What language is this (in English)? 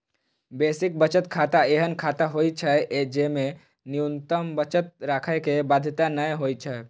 Maithili